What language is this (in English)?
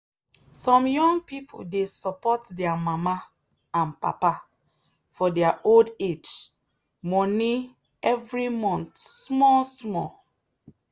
Nigerian Pidgin